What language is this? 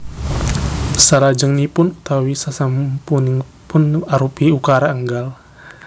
Javanese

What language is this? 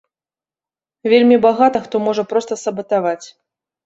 Belarusian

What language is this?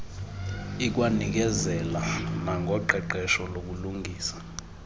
Xhosa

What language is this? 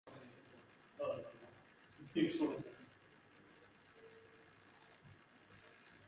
Bangla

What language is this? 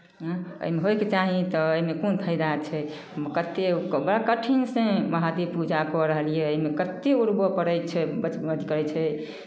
Maithili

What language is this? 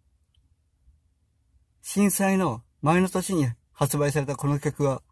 Japanese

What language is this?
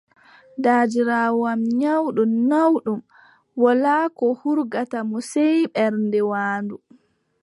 Adamawa Fulfulde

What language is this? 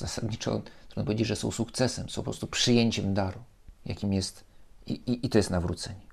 Polish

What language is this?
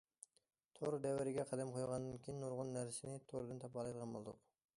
Uyghur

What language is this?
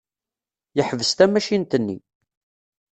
Kabyle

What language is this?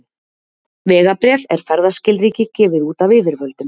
Icelandic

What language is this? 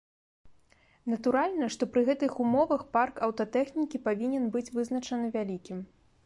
Belarusian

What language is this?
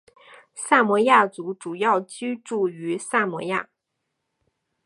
Chinese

